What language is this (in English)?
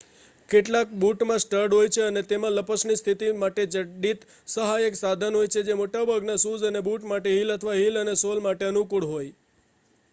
Gujarati